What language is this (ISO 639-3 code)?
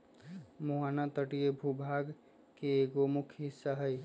mag